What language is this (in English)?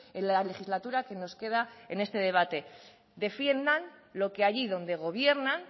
Spanish